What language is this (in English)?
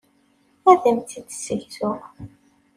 Kabyle